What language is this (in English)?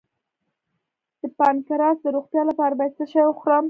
Pashto